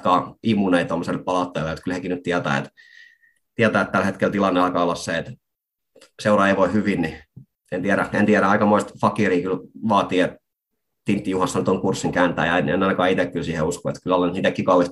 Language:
Finnish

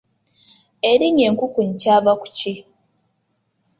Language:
Ganda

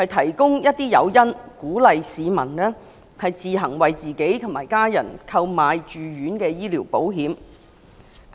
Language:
Cantonese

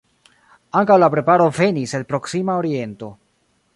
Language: Esperanto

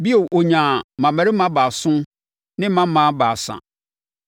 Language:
Akan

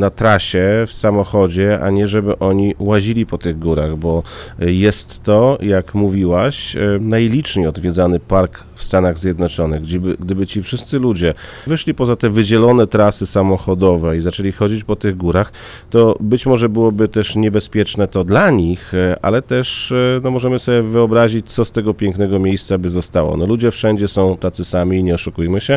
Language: Polish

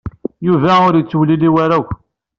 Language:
Kabyle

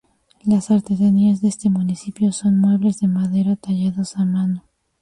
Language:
Spanish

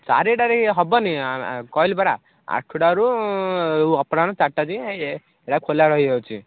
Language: Odia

